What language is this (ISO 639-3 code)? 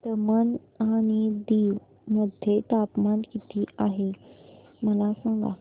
mar